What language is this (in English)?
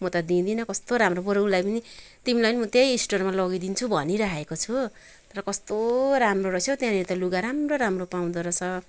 Nepali